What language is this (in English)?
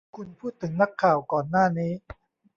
Thai